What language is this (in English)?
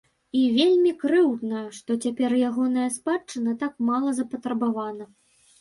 Belarusian